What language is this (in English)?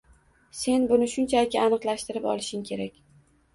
Uzbek